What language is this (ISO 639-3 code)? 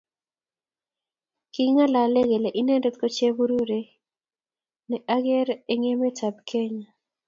kln